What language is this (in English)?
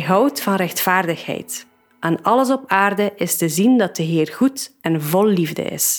Dutch